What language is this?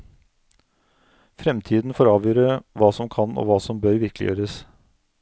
Norwegian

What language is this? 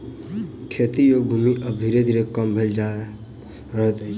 Maithili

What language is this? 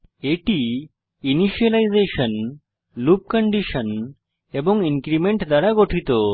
Bangla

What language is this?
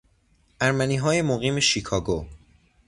Persian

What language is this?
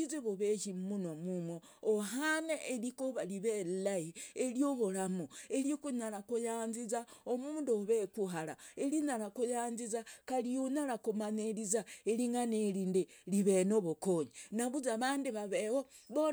Logooli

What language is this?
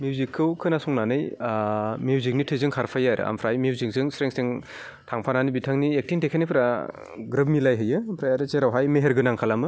Bodo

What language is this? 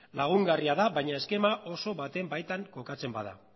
Basque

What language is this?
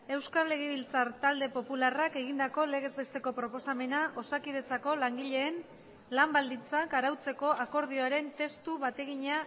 Basque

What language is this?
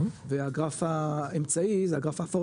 Hebrew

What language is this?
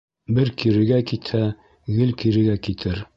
Bashkir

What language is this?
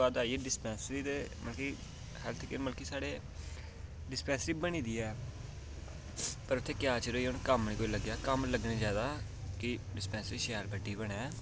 Dogri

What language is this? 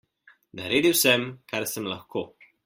Slovenian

